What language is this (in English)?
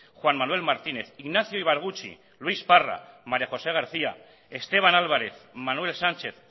Basque